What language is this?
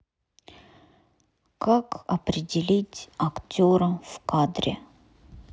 Russian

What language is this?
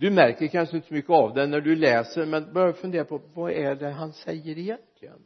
Swedish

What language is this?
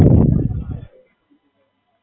Gujarati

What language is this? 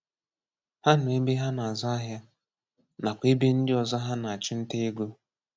Igbo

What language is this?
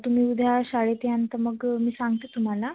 Marathi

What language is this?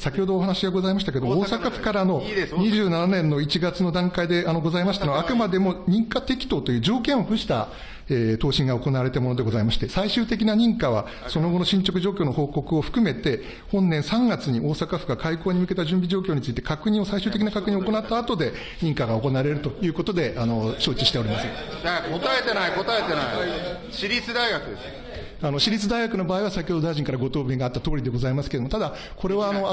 Japanese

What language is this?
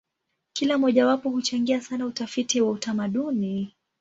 Swahili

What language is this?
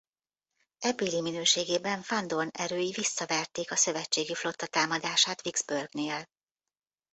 Hungarian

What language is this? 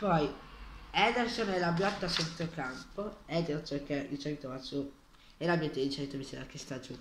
Italian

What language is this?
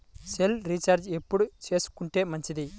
Telugu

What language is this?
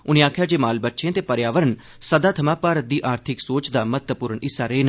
Dogri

